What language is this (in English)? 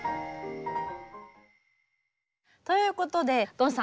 Japanese